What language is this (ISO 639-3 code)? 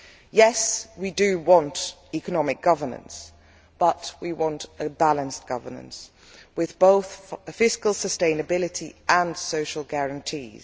eng